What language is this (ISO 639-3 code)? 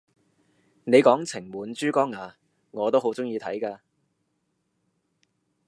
yue